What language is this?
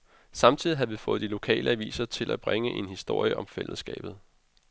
Danish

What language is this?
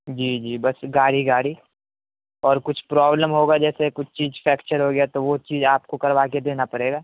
Urdu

